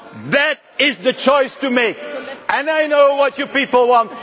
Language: English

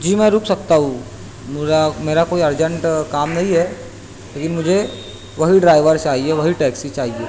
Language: Urdu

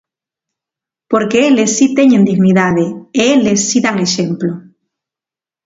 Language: Galician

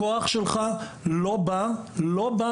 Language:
Hebrew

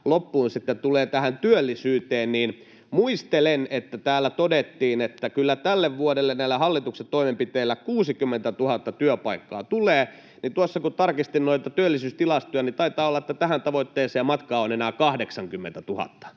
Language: Finnish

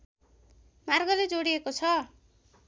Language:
Nepali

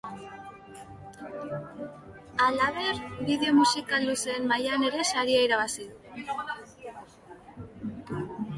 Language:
Basque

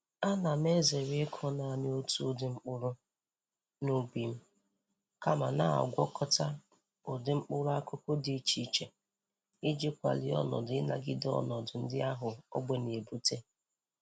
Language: Igbo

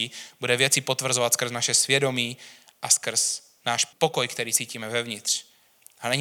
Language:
Czech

